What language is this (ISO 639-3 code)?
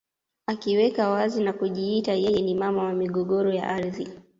swa